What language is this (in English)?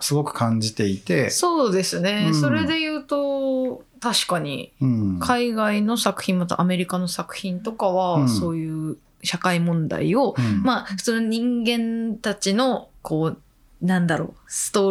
Japanese